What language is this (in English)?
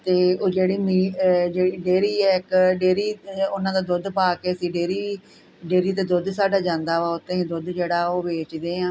Punjabi